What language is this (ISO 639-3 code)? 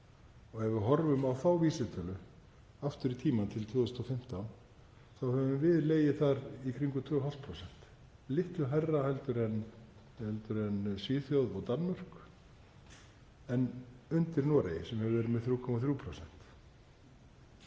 isl